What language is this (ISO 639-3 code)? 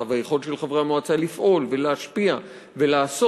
heb